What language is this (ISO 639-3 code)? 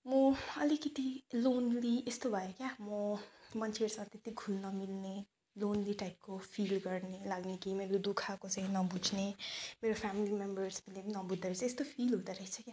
nep